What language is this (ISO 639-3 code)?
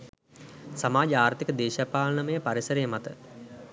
sin